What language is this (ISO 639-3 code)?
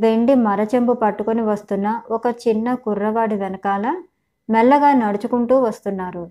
tel